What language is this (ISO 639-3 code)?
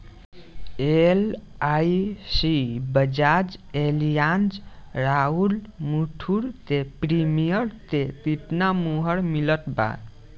bho